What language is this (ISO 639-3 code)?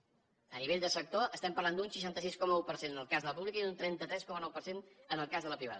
cat